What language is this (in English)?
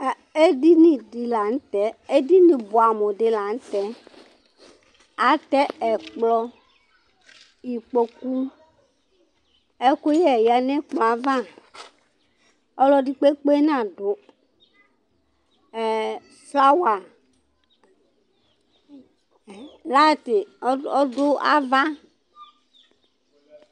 Ikposo